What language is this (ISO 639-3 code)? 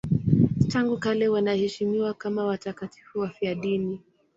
swa